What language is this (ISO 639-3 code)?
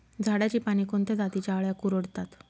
mar